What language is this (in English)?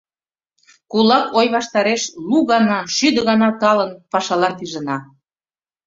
Mari